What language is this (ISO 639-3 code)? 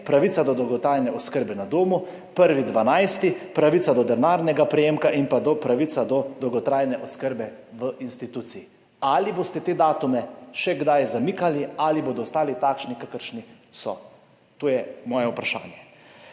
slv